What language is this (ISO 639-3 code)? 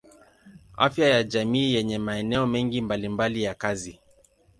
swa